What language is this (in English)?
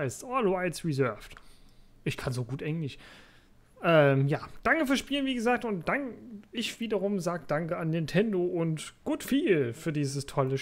German